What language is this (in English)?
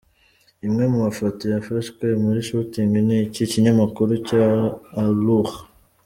Kinyarwanda